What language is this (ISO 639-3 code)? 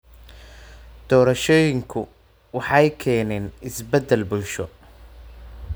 som